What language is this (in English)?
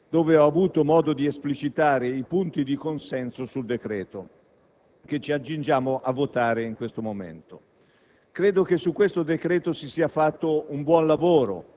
Italian